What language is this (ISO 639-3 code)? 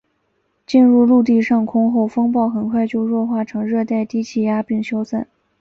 zho